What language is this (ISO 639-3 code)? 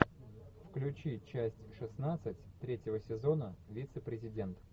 rus